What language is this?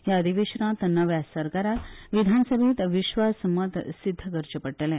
Konkani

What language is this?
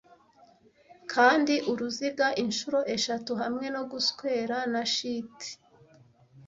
Kinyarwanda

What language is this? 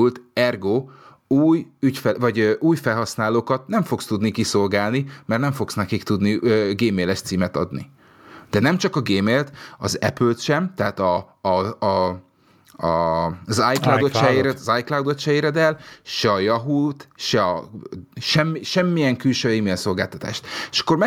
Hungarian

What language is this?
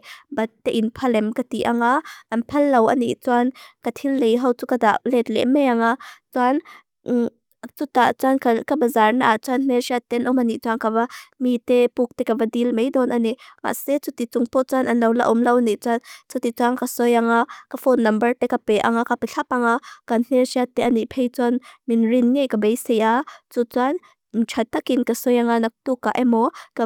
Mizo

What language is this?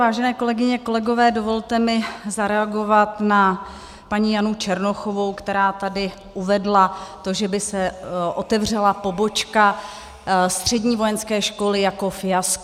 Czech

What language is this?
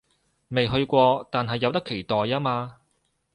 Cantonese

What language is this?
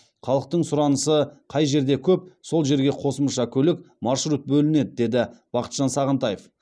Kazakh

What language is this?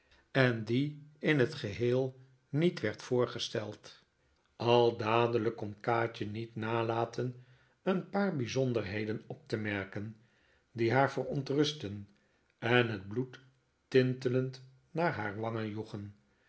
Dutch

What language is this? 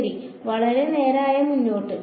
Malayalam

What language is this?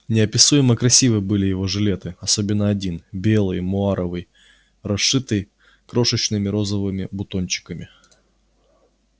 Russian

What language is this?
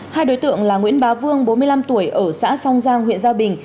Vietnamese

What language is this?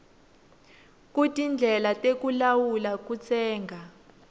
Swati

